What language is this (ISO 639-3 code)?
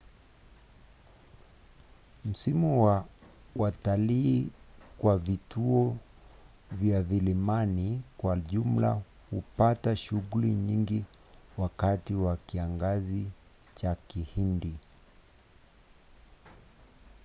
swa